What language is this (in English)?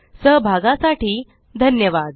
Marathi